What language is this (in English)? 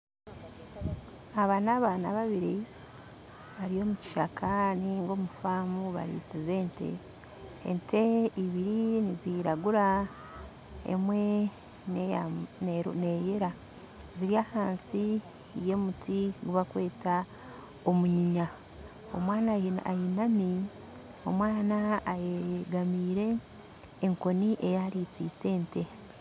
Nyankole